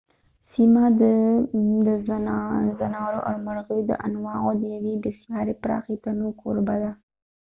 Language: Pashto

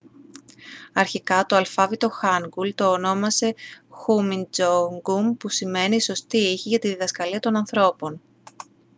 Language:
Greek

